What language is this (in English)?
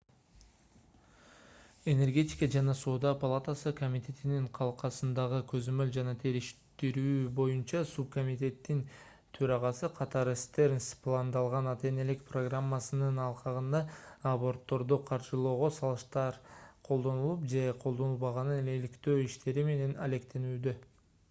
Kyrgyz